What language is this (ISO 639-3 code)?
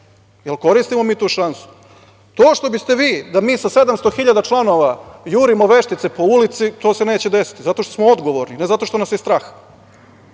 srp